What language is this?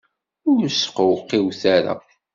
Kabyle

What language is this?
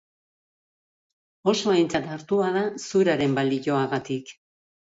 Basque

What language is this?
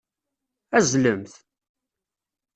Kabyle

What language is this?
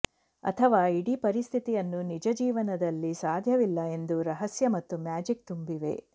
Kannada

